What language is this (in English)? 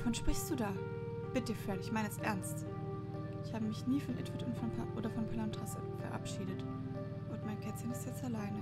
German